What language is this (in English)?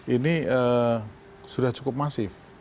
Indonesian